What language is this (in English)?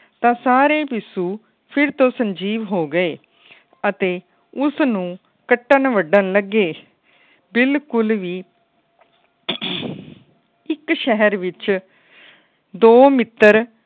Punjabi